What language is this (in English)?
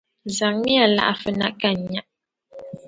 Dagbani